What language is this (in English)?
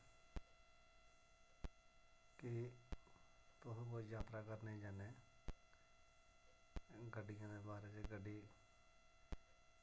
Dogri